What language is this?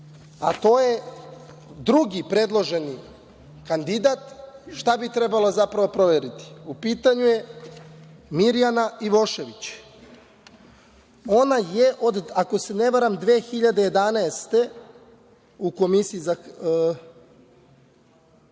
Serbian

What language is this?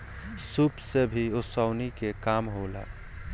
Bhojpuri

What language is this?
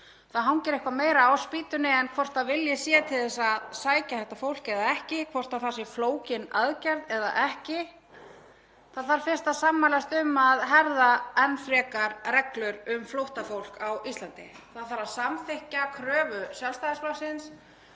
Icelandic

